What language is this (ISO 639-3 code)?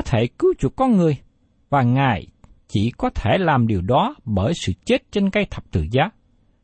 vie